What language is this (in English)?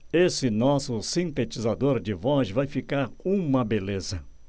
Portuguese